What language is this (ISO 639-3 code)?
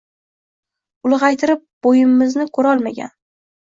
uzb